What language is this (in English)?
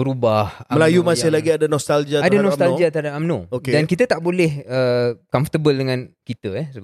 Malay